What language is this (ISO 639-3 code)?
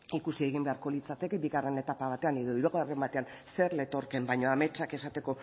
eus